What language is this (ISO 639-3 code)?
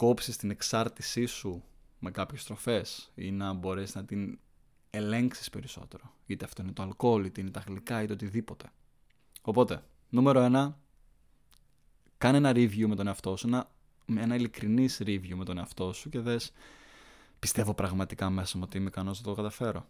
ell